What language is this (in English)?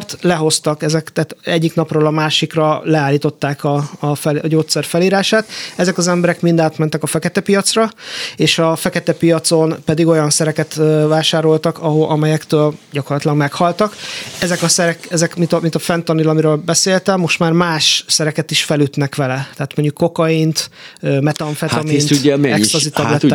Hungarian